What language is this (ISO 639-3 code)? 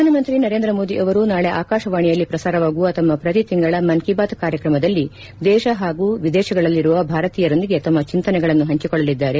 kan